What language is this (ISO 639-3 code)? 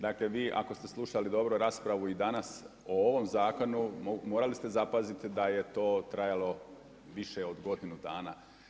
hrv